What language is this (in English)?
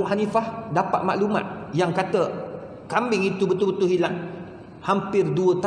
Malay